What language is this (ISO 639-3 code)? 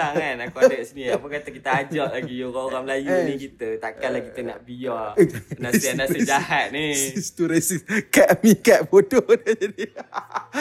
msa